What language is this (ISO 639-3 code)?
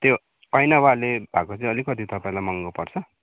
nep